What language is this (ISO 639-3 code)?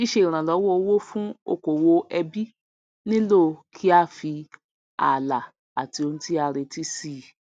yor